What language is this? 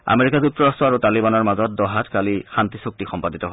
Assamese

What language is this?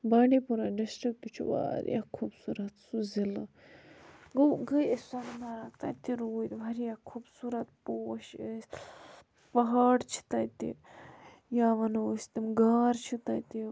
Kashmiri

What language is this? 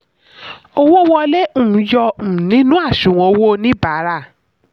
Yoruba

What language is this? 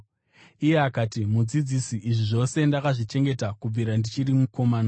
Shona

